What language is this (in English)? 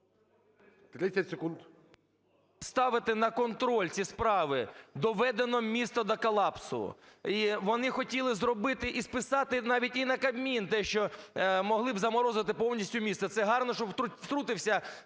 Ukrainian